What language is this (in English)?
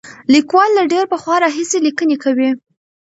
Pashto